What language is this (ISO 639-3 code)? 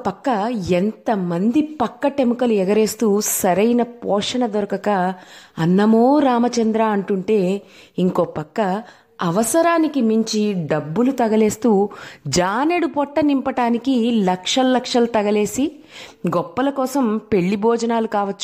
tel